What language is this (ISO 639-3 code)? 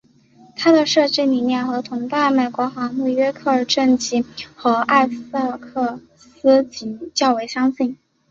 zho